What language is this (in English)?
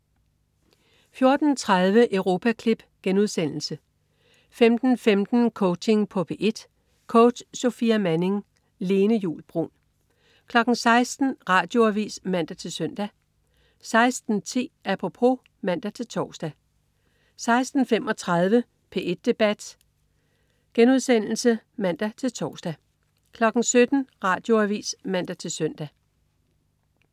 Danish